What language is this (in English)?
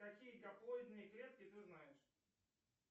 Russian